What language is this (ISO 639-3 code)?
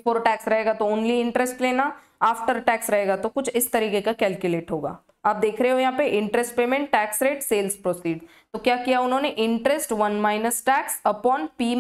hin